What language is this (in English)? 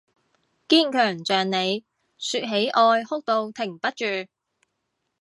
Cantonese